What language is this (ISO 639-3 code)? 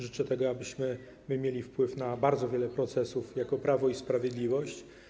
pol